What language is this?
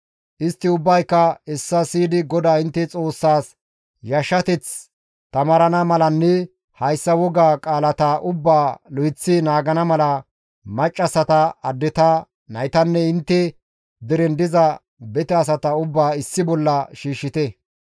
Gamo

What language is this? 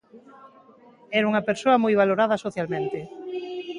Galician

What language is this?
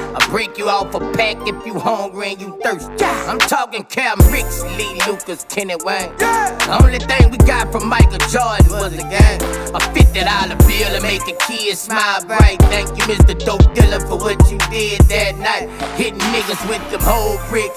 English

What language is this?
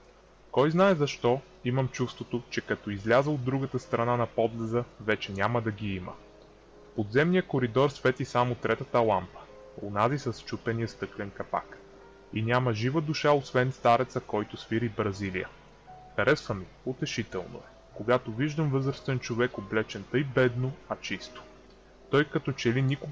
Bulgarian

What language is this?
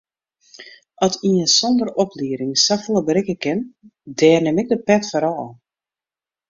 Western Frisian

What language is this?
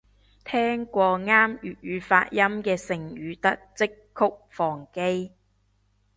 Cantonese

